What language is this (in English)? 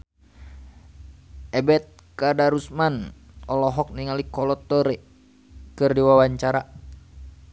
Sundanese